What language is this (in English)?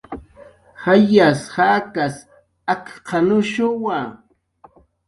Jaqaru